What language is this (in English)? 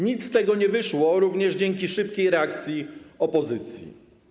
Polish